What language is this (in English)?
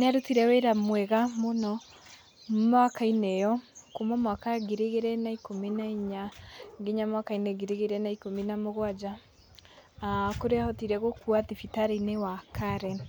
Kikuyu